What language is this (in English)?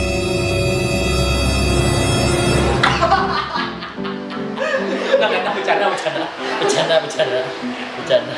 Indonesian